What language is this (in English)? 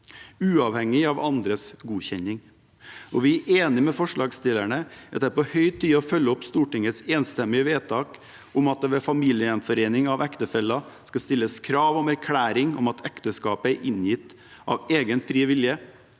Norwegian